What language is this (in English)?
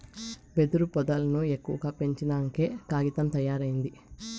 Telugu